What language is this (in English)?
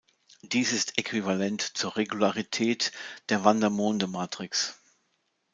German